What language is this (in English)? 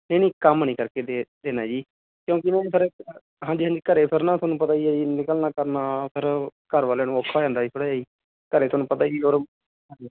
Punjabi